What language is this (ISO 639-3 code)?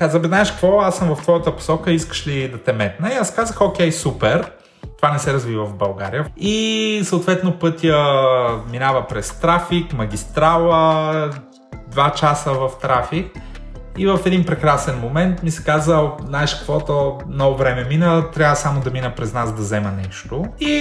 bul